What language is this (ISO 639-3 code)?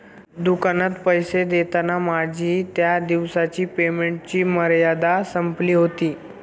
mar